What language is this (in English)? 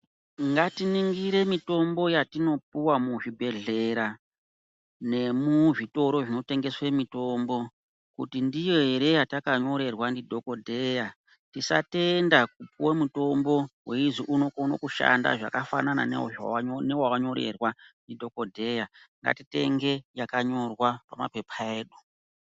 Ndau